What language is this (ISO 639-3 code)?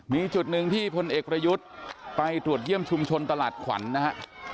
tha